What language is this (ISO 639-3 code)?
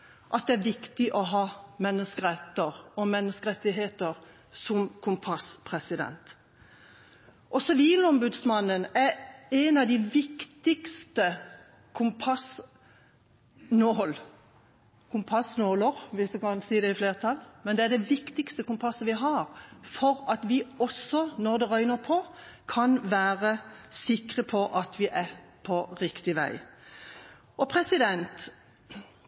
nob